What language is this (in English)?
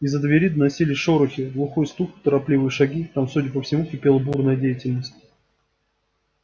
Russian